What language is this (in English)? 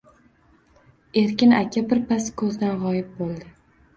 Uzbek